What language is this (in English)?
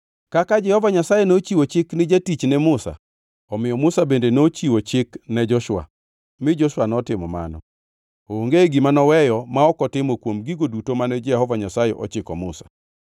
Luo (Kenya and Tanzania)